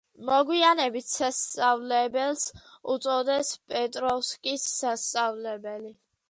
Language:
Georgian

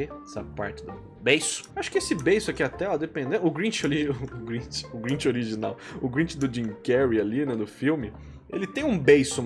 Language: Portuguese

